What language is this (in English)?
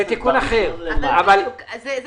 Hebrew